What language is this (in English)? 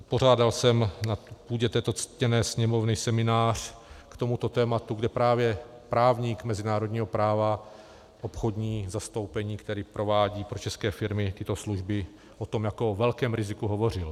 Czech